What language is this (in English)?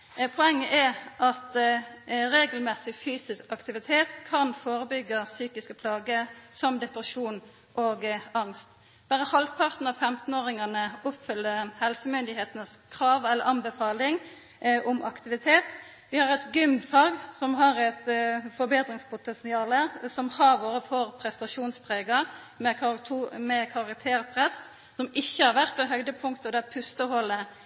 Norwegian Nynorsk